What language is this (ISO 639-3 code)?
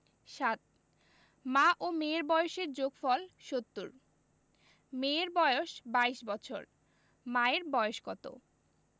ben